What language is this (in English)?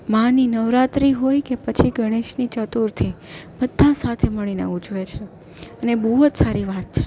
Gujarati